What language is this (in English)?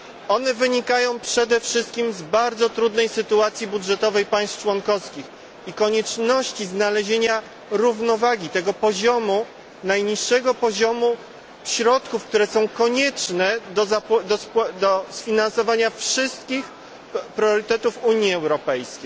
Polish